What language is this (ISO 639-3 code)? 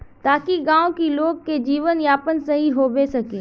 mag